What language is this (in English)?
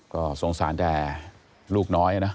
Thai